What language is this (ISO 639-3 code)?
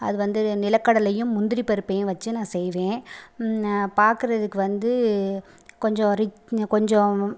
tam